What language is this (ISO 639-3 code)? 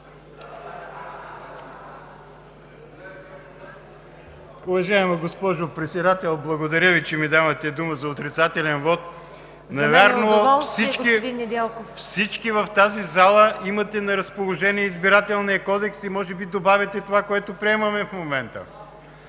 bul